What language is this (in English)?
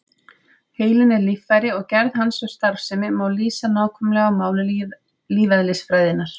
Icelandic